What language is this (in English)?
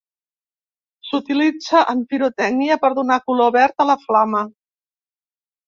Catalan